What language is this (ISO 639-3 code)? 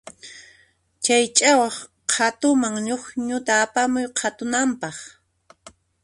qxp